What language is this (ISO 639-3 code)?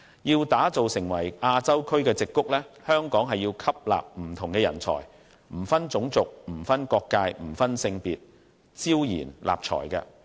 yue